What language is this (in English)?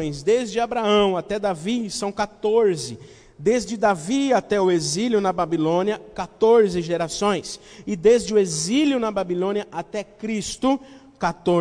Portuguese